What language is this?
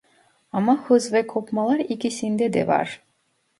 Turkish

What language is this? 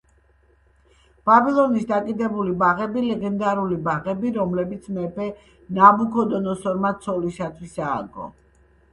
Georgian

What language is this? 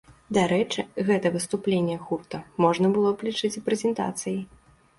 Belarusian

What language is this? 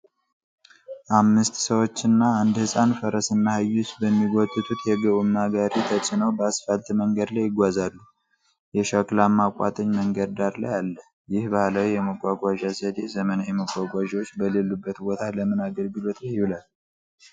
Amharic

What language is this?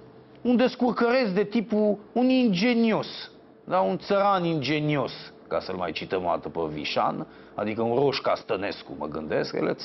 Romanian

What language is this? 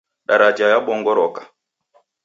Taita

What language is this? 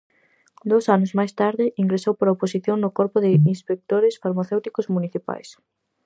Galician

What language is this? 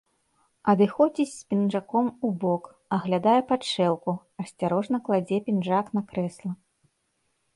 Belarusian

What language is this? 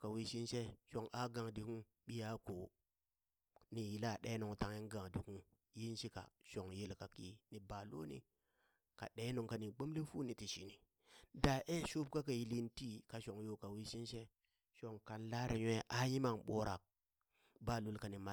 Burak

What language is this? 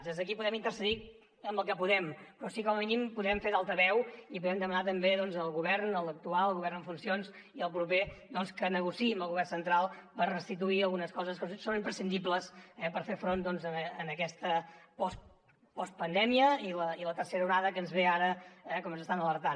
Catalan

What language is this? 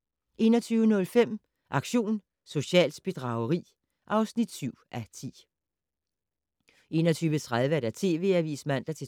Danish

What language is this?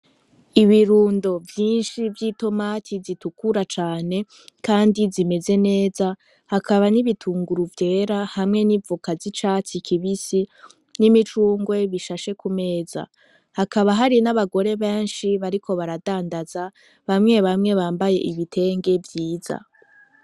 Rundi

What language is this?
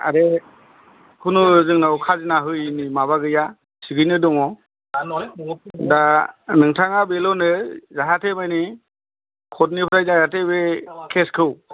Bodo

